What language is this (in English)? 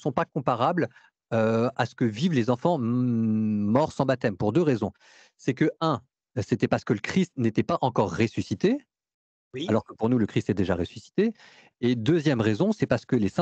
French